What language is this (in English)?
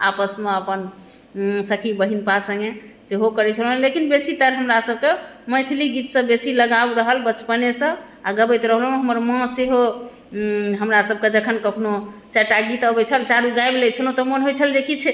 Maithili